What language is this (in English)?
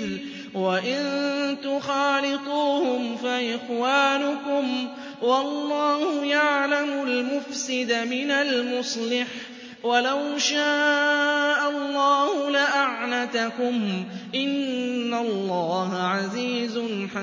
Arabic